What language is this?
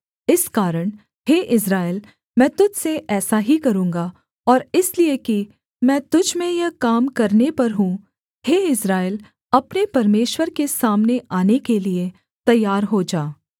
Hindi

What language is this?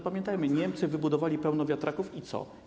Polish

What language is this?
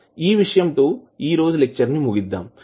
Telugu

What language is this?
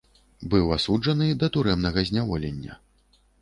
Belarusian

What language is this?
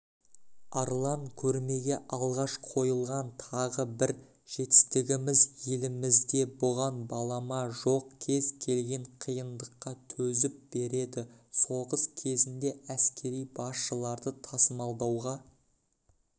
Kazakh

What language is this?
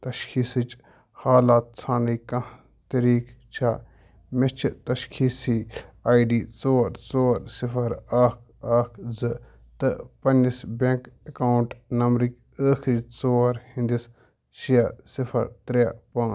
Kashmiri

